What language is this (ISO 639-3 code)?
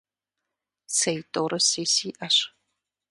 kbd